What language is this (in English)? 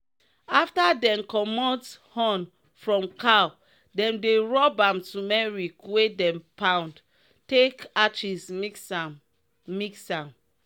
Nigerian Pidgin